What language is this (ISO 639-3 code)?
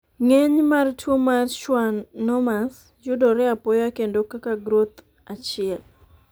luo